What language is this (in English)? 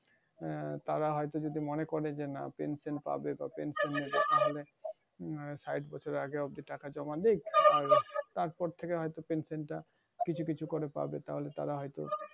Bangla